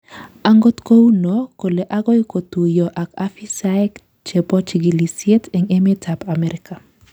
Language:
Kalenjin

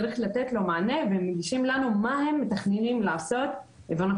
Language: Hebrew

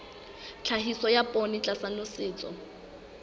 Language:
Southern Sotho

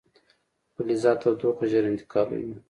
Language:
Pashto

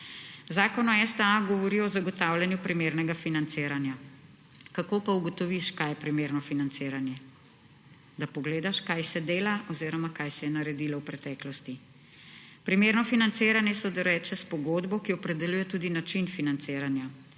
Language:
Slovenian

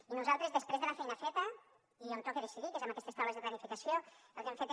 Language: Catalan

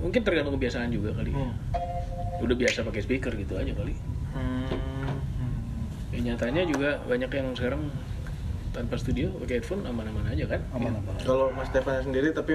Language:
Indonesian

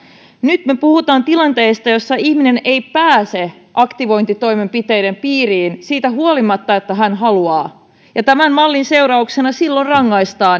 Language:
Finnish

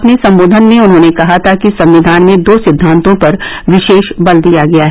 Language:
Hindi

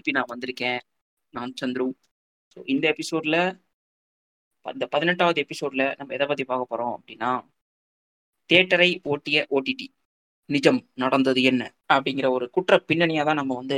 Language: Tamil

